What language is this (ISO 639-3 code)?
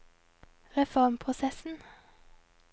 nor